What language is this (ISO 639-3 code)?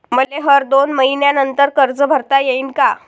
mar